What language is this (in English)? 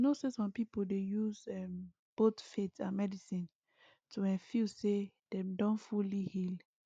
Nigerian Pidgin